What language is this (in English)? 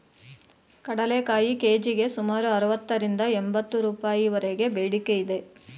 Kannada